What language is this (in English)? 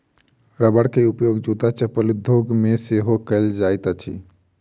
Maithili